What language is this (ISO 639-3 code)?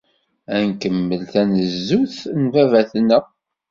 kab